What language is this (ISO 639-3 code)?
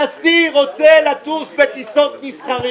heb